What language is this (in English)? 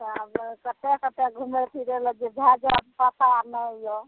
Maithili